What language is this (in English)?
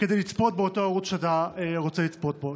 Hebrew